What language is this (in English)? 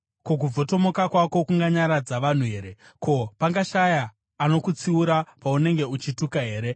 Shona